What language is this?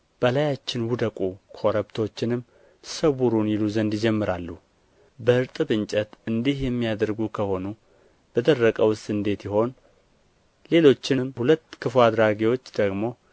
Amharic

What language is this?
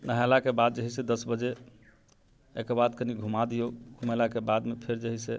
Maithili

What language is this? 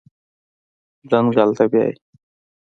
Pashto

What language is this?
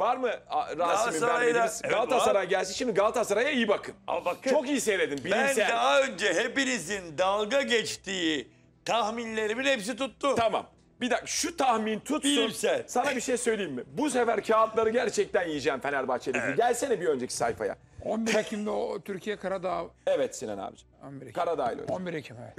Turkish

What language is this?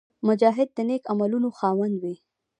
Pashto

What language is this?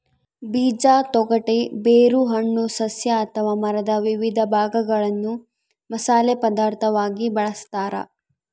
Kannada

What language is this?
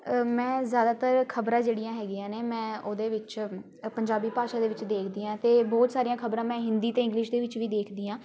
Punjabi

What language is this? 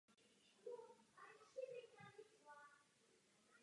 Czech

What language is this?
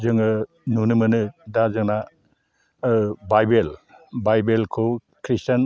Bodo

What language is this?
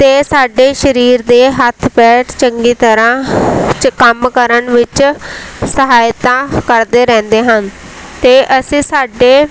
Punjabi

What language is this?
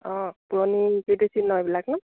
Assamese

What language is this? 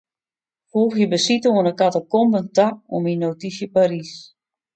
Western Frisian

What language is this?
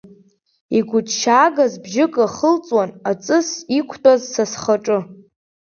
Abkhazian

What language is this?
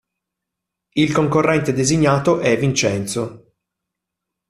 Italian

